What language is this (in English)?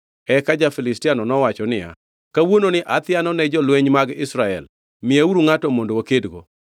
Luo (Kenya and Tanzania)